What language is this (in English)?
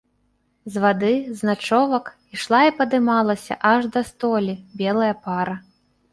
Belarusian